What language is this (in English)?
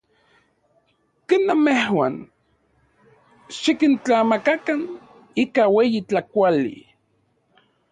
Central Puebla Nahuatl